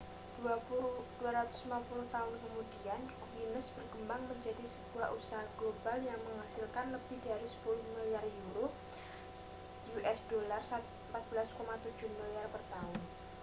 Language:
Indonesian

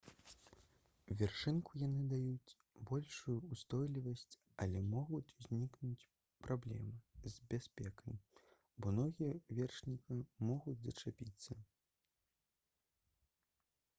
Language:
Belarusian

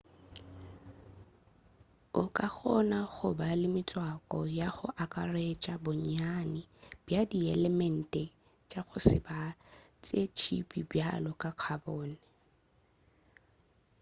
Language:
Northern Sotho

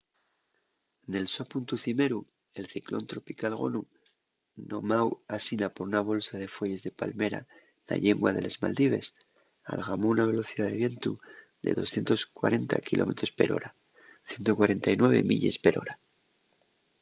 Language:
Asturian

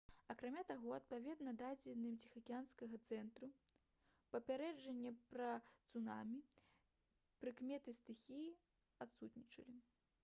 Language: Belarusian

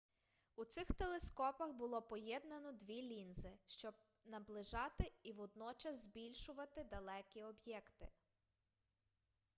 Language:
Ukrainian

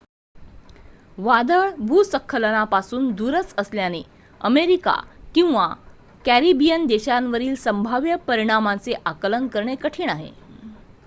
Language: Marathi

